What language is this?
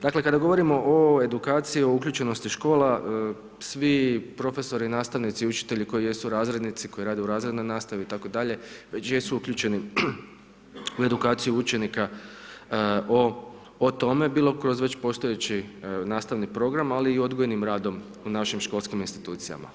Croatian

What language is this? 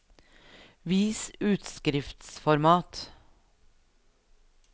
Norwegian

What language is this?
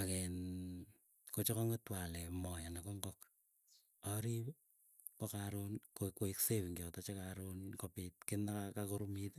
Keiyo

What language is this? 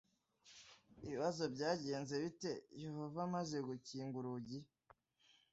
Kinyarwanda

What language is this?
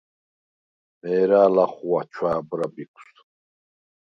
Svan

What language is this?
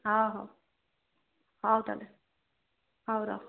Odia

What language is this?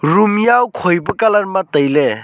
Wancho Naga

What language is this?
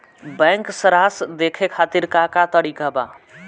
Bhojpuri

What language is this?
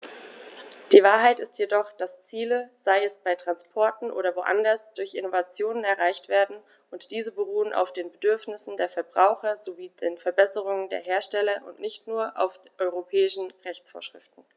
German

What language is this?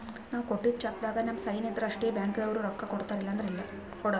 Kannada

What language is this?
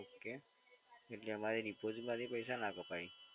Gujarati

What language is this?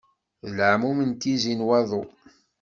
Kabyle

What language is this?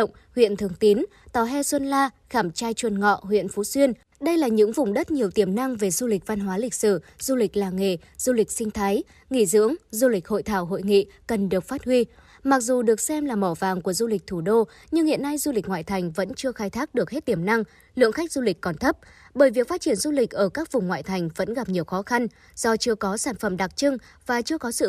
Vietnamese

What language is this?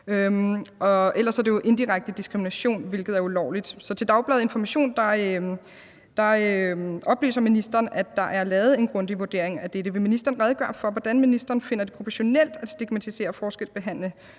Danish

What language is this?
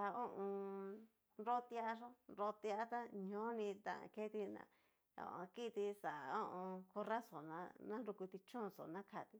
Cacaloxtepec Mixtec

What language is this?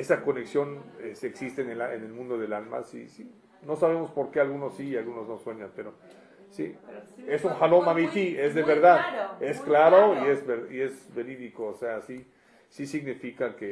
Spanish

